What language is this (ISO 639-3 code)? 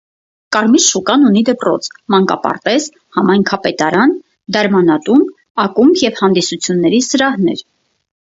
hye